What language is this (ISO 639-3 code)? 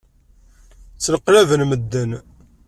kab